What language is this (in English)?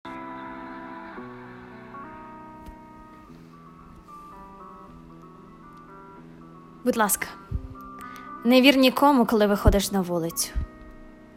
Ukrainian